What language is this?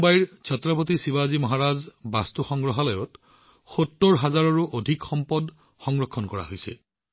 Assamese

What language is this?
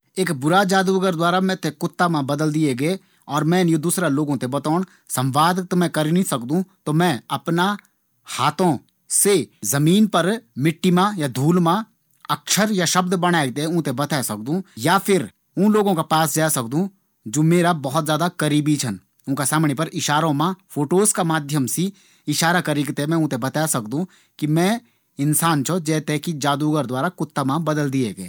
Garhwali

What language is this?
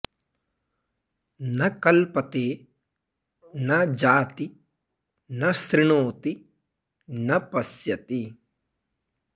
Sanskrit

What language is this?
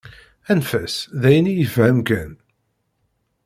Kabyle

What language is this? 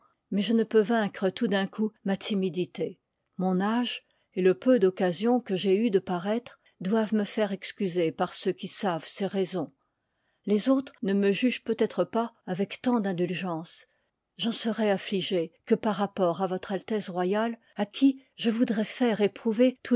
French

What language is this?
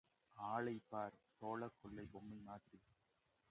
Tamil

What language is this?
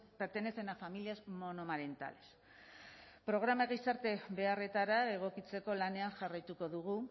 Basque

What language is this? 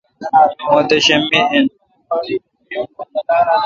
Kalkoti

